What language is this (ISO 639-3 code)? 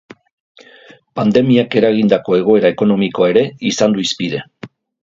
eus